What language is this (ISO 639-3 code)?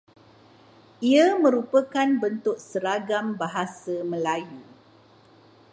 msa